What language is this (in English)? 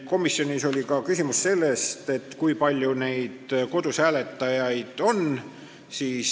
Estonian